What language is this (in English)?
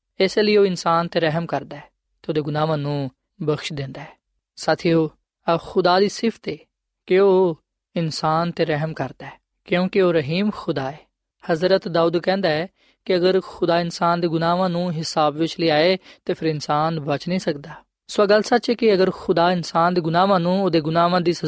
Punjabi